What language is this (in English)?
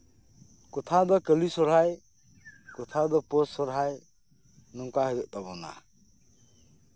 Santali